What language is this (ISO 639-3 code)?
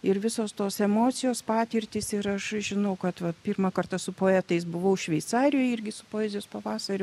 lit